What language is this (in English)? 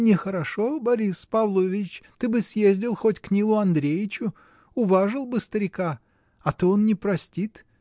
Russian